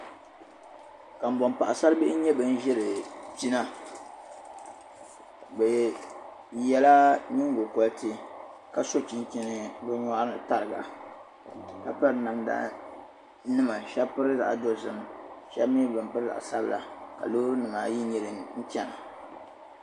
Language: Dagbani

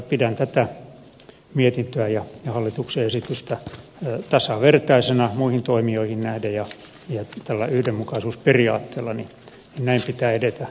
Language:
Finnish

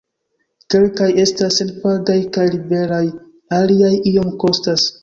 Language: Esperanto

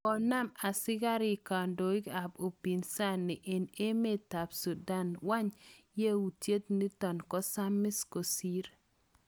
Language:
Kalenjin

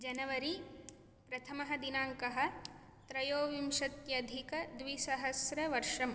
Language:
Sanskrit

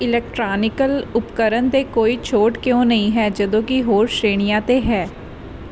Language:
Punjabi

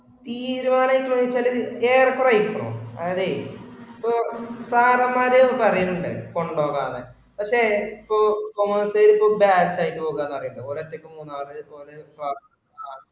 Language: Malayalam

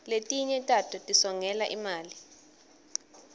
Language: Swati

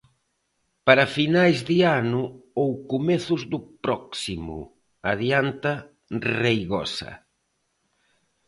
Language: Galician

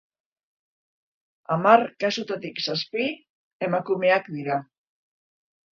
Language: Basque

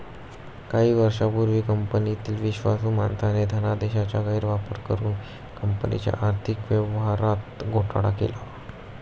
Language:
Marathi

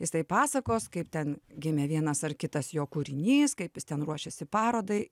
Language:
Lithuanian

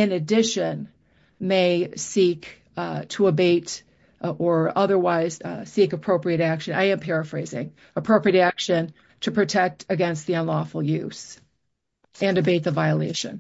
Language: English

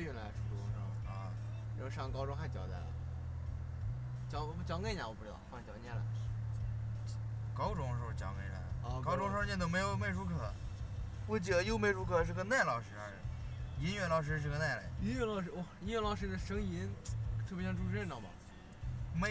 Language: Chinese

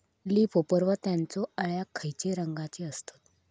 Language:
Marathi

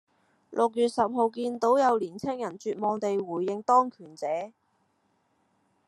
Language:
Cantonese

